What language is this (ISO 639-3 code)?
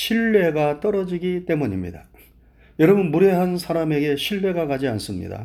kor